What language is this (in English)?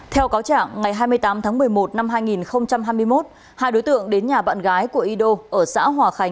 Vietnamese